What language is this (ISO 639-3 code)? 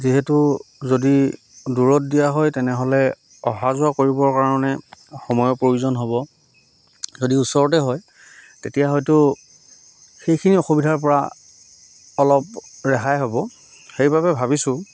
asm